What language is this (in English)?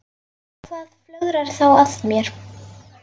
Icelandic